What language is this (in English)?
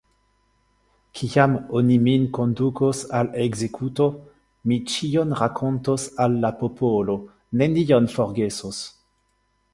Esperanto